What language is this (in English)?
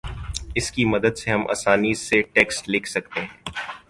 Urdu